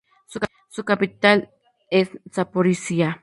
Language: Spanish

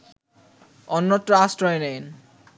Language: Bangla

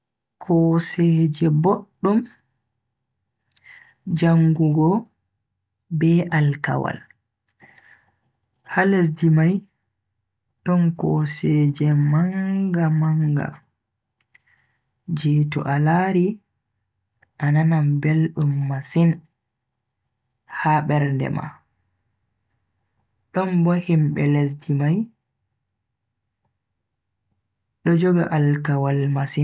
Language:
Bagirmi Fulfulde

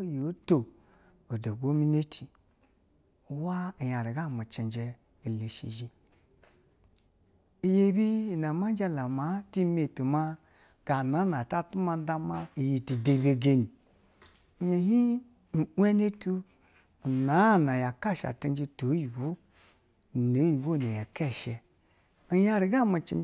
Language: Basa (Nigeria)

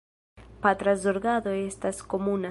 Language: Esperanto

